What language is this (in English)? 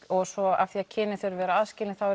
Icelandic